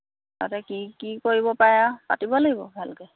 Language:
Assamese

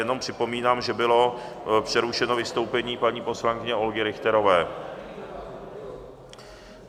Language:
Czech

